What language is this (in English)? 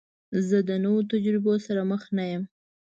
Pashto